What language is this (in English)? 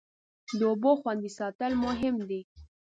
Pashto